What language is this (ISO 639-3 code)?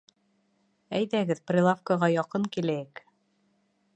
bak